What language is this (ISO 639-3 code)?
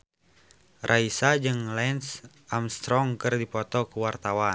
sun